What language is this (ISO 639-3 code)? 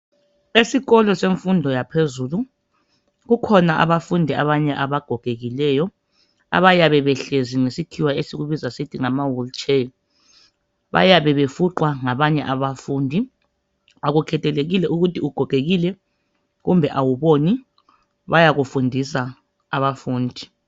nde